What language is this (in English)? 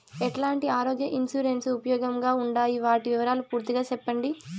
Telugu